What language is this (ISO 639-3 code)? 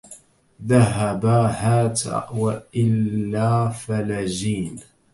ara